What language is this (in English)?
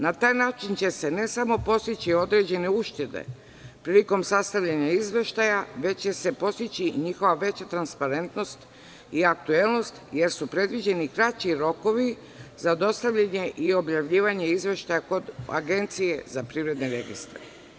Serbian